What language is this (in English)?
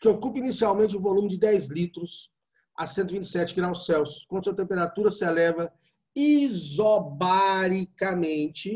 Portuguese